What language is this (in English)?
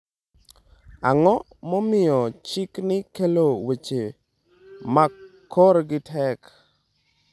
Luo (Kenya and Tanzania)